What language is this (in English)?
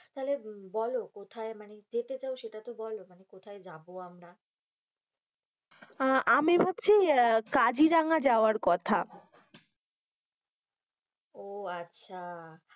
Bangla